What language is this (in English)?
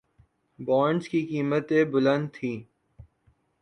Urdu